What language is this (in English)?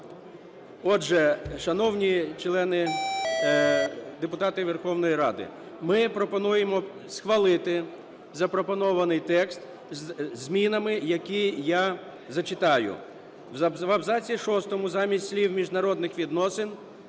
Ukrainian